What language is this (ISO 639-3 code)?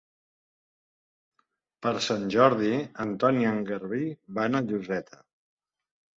cat